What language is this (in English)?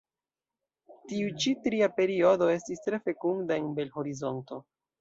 Esperanto